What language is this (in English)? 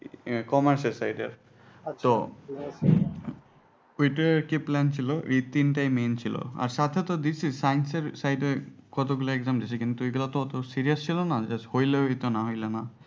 Bangla